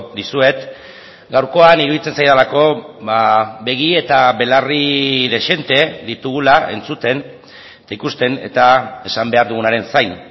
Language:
Basque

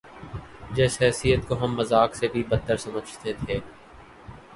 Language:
Urdu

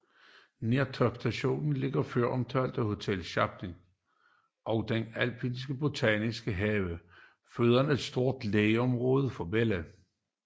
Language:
Danish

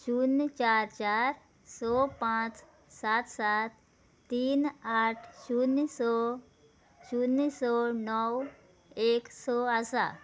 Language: Konkani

